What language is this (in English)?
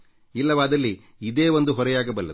Kannada